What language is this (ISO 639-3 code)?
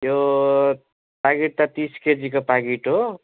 nep